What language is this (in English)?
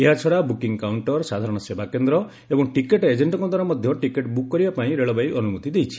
Odia